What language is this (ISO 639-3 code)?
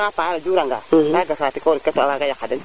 srr